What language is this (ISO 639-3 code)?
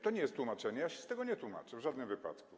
pol